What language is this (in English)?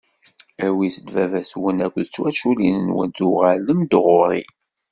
Kabyle